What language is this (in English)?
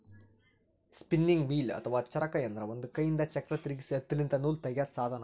Kannada